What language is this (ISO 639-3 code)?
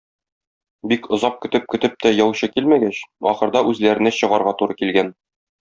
tat